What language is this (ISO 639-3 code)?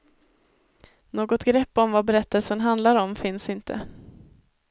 swe